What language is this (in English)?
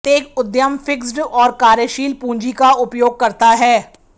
Hindi